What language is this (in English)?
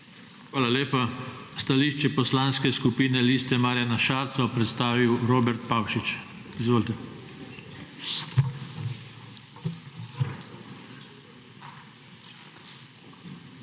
Slovenian